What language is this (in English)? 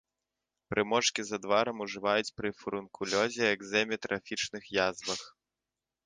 Belarusian